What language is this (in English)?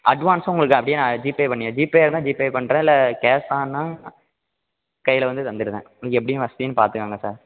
Tamil